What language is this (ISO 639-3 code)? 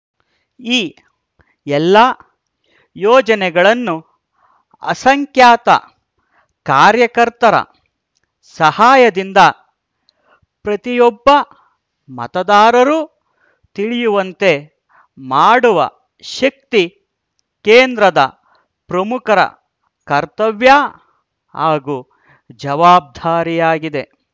kan